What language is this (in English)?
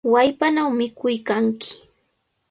Cajatambo North Lima Quechua